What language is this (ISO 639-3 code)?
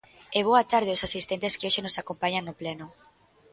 glg